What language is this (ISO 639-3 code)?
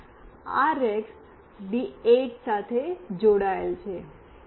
guj